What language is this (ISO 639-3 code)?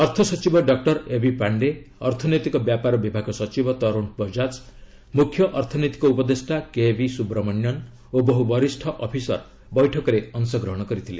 ori